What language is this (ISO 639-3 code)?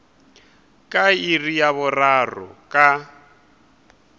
nso